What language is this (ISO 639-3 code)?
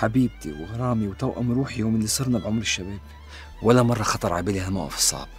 ara